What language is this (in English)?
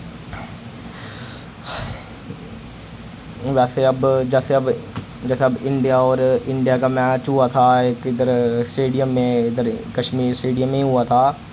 Dogri